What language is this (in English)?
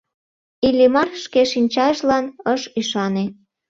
Mari